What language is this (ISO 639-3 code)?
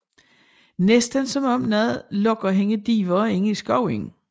dan